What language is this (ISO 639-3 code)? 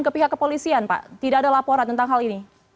ind